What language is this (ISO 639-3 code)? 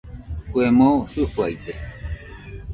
hux